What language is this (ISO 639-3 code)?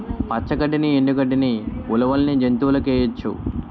tel